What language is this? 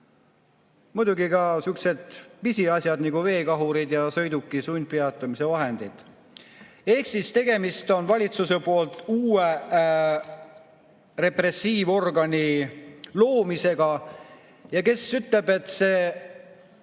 Estonian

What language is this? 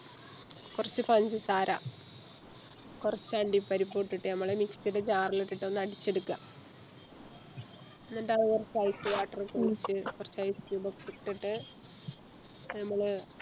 Malayalam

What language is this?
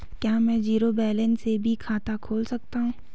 Hindi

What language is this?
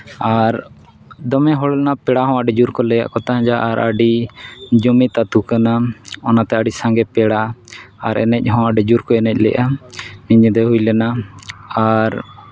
Santali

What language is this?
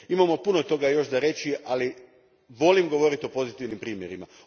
Croatian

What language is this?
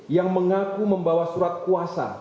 Indonesian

